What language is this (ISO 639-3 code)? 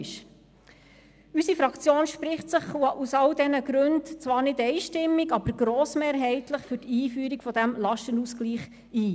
gsw